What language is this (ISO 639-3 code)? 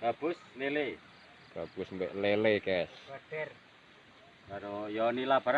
ind